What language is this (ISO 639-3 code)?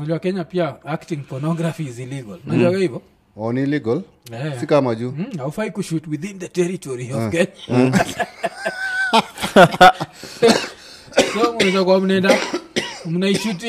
swa